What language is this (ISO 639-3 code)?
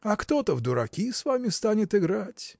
rus